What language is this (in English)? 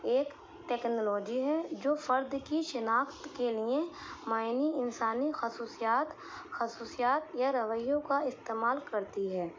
Urdu